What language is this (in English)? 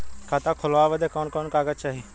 Bhojpuri